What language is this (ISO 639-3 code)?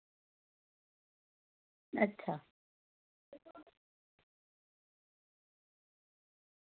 doi